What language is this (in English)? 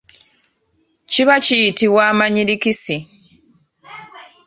Ganda